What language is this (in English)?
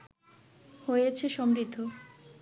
Bangla